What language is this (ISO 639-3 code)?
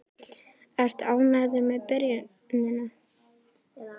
isl